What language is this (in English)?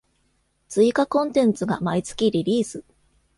Japanese